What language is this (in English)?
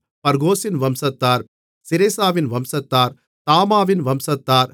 Tamil